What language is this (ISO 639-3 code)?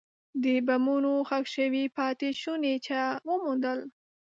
pus